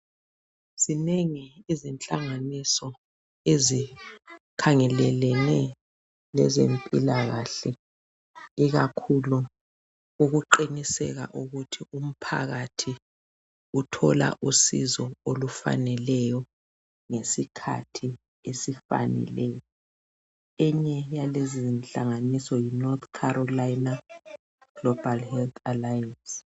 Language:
North Ndebele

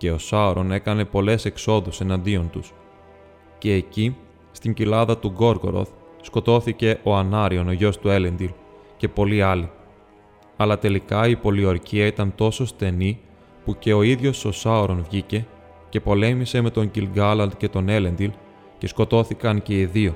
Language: Greek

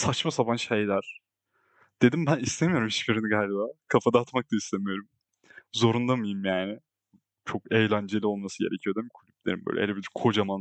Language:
Turkish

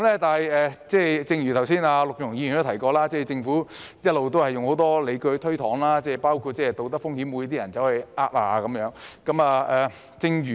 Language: Cantonese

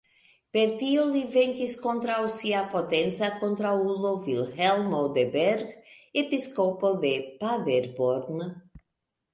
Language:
Esperanto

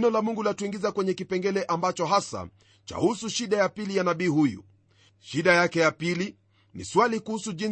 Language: Swahili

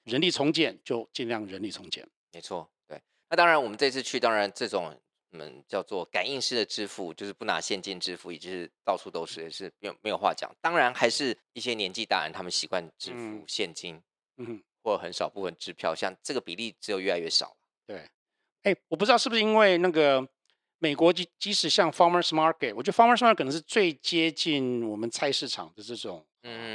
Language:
Chinese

